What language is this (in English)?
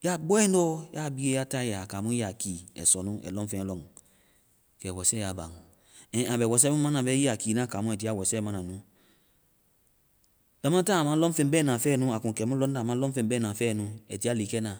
Vai